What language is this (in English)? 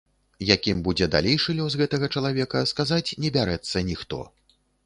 Belarusian